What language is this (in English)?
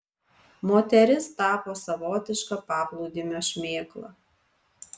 Lithuanian